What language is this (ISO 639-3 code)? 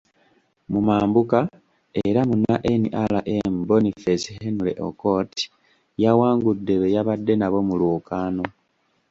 lug